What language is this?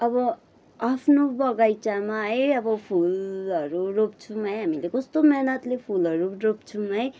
Nepali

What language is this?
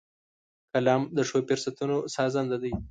Pashto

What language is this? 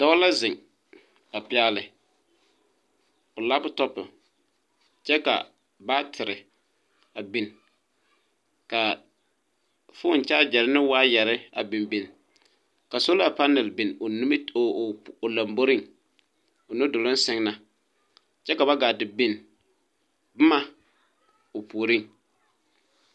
Southern Dagaare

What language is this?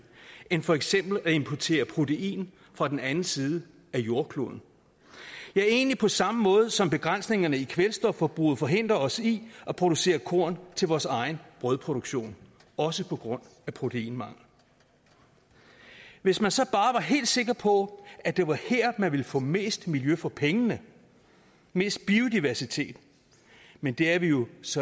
Danish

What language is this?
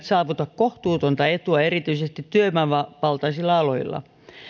Finnish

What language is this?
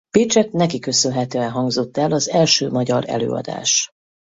Hungarian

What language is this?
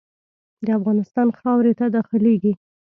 Pashto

